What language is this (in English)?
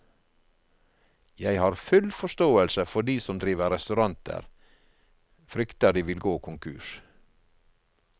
Norwegian